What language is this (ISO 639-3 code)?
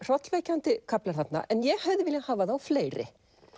isl